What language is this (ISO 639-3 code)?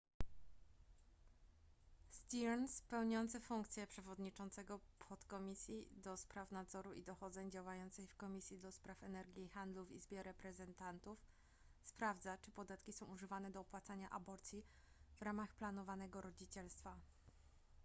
pol